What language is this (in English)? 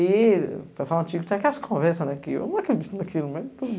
Portuguese